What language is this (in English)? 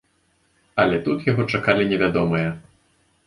Belarusian